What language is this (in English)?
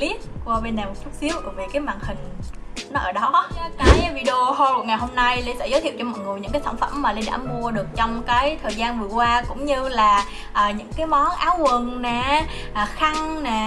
Vietnamese